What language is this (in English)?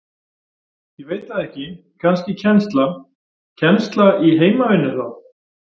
Icelandic